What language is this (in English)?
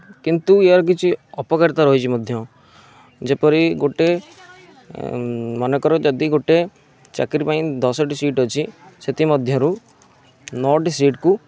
Odia